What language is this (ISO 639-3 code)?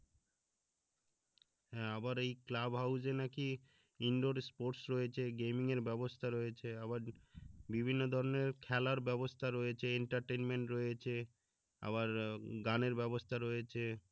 ben